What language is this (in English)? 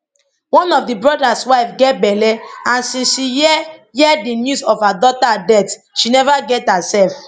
Nigerian Pidgin